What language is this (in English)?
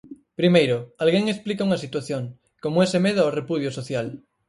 Galician